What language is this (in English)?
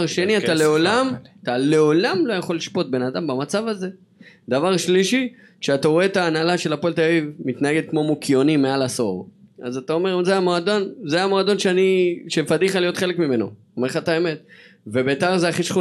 Hebrew